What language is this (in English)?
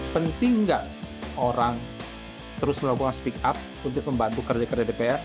Indonesian